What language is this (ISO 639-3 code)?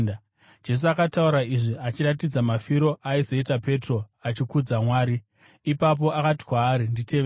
sna